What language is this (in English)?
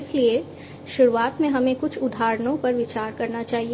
Hindi